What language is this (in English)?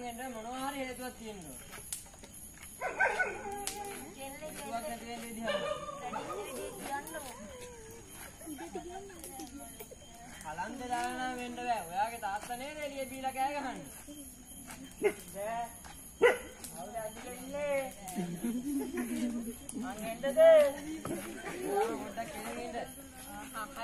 Arabic